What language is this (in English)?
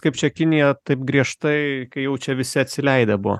Lithuanian